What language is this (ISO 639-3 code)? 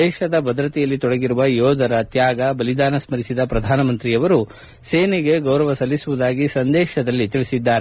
kan